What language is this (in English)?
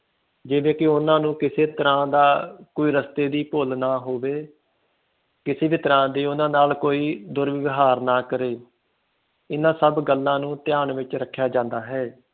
Punjabi